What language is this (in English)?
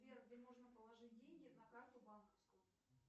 Russian